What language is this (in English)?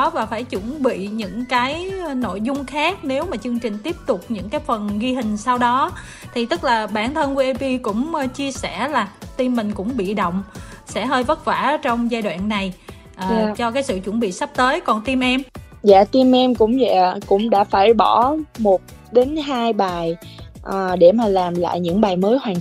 Vietnamese